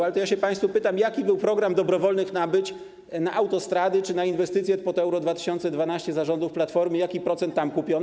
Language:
Polish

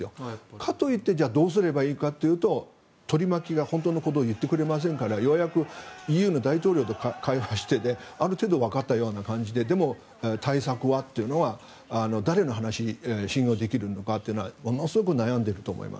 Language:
Japanese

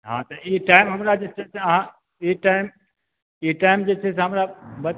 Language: Maithili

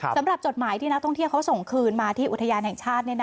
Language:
Thai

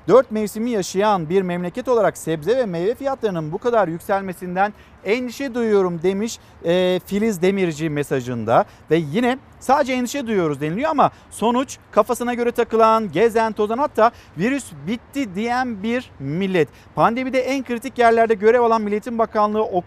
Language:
Turkish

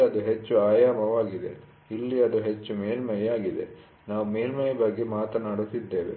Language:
Kannada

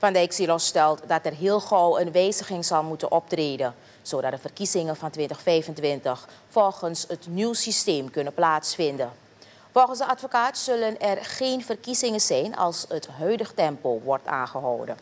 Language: Dutch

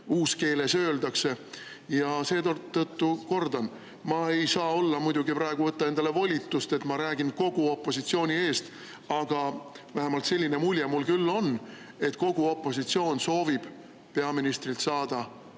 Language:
Estonian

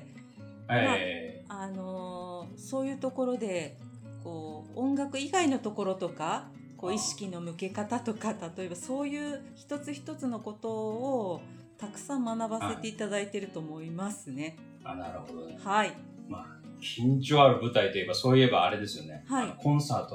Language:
Japanese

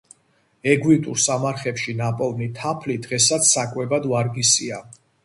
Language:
Georgian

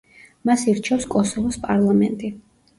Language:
Georgian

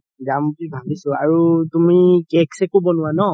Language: Assamese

